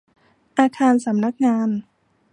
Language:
Thai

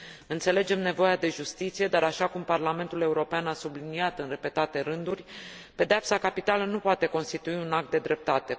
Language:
Romanian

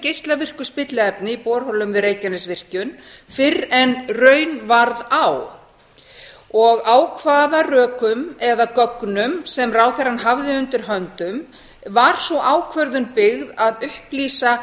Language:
Icelandic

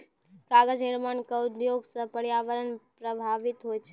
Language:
Maithili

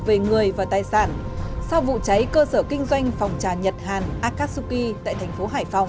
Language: Vietnamese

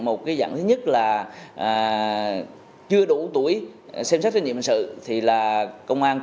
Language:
Vietnamese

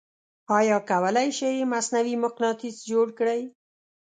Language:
Pashto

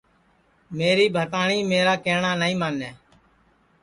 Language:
Sansi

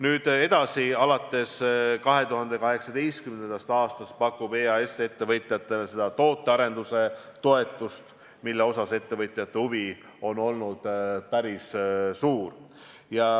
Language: Estonian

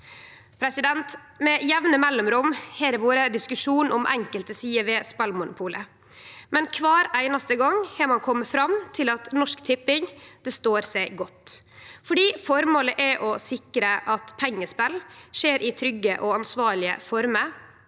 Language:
Norwegian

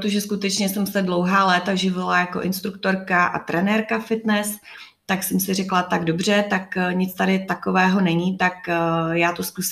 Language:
Czech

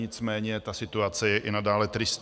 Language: Czech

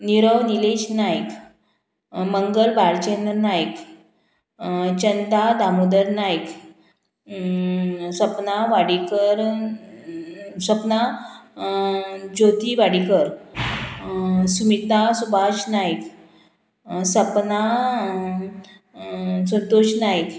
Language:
Konkani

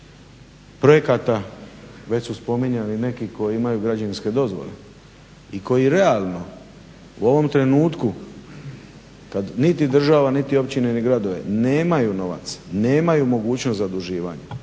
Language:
Croatian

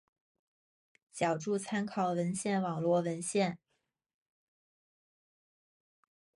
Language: Chinese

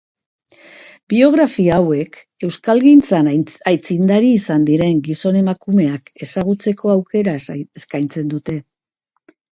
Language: Basque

